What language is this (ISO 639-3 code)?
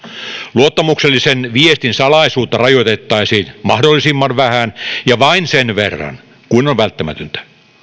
fin